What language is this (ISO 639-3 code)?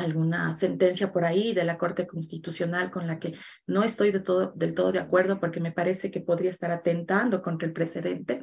spa